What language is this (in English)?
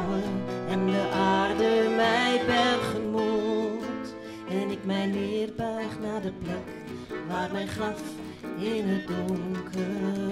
Dutch